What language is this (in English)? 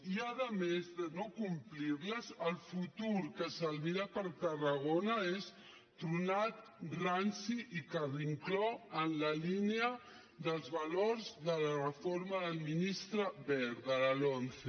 Catalan